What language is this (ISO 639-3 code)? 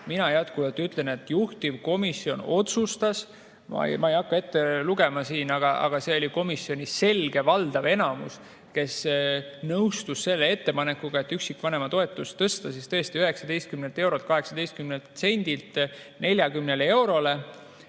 est